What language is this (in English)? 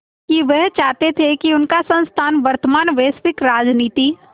Hindi